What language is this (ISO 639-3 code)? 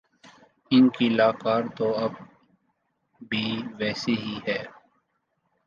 urd